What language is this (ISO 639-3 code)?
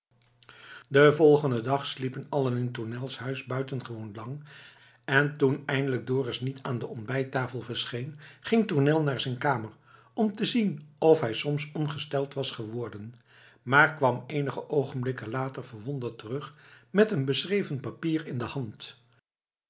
nld